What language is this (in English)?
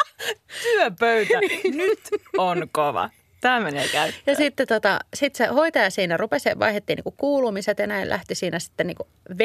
Finnish